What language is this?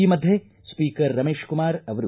Kannada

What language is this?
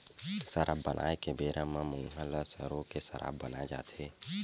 Chhattisgarhi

